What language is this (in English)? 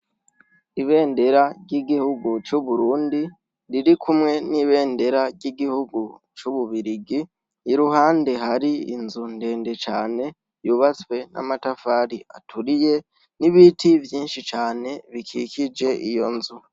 Rundi